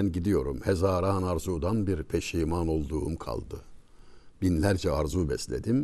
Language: Turkish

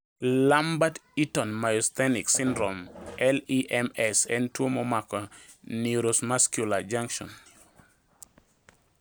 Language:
Luo (Kenya and Tanzania)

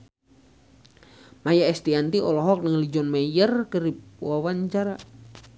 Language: Sundanese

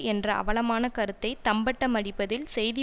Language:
Tamil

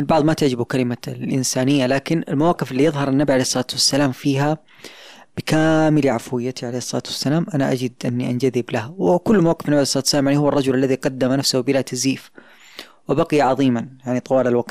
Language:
Arabic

